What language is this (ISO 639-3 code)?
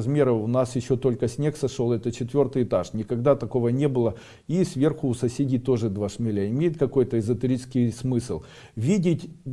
rus